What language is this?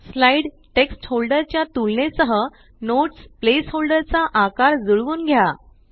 Marathi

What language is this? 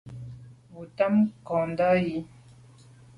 Medumba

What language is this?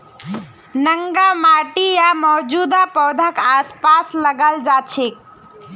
Magahi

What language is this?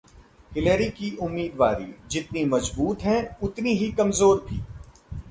Hindi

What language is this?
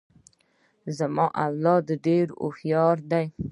Pashto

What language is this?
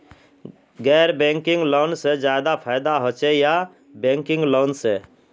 Magahi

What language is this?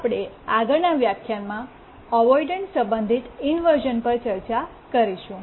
Gujarati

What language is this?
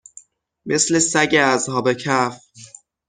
Persian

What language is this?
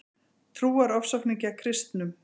Icelandic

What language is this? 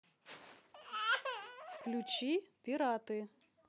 Russian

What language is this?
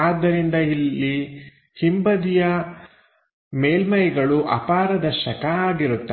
Kannada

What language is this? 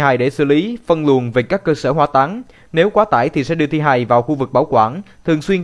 Vietnamese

